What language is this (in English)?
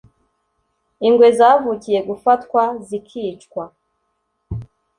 Kinyarwanda